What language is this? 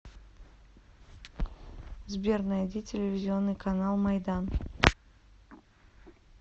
Russian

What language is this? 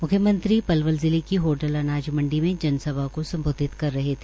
Hindi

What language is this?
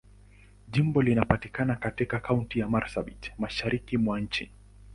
Swahili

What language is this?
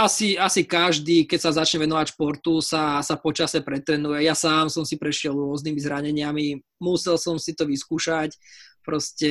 Slovak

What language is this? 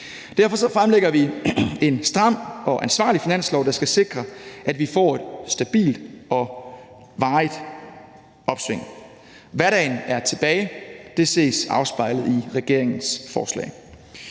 Danish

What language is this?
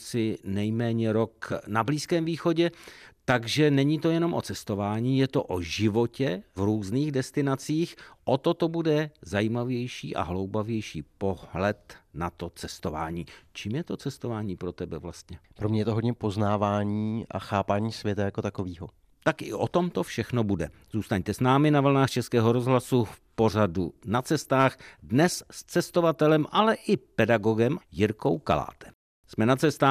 Czech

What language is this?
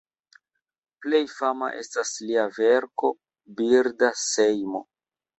Esperanto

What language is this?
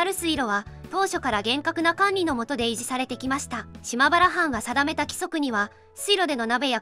Japanese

